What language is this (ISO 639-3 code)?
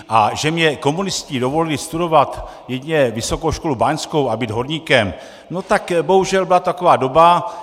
ces